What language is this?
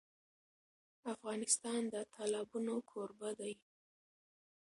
Pashto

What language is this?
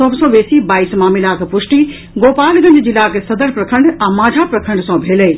Maithili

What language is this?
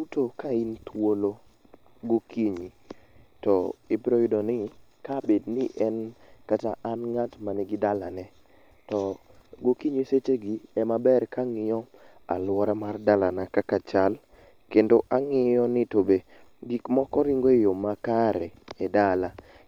Luo (Kenya and Tanzania)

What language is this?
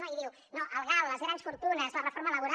Catalan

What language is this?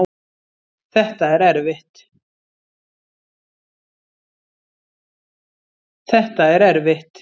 Icelandic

